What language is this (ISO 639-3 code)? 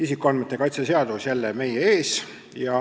est